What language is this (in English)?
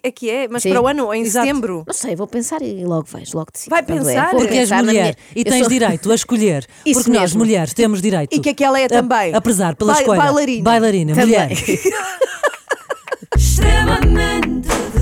Portuguese